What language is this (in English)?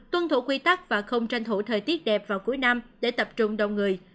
Vietnamese